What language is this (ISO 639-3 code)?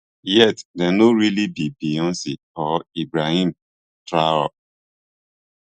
pcm